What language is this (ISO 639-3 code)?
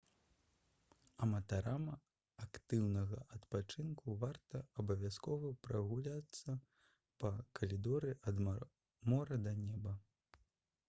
bel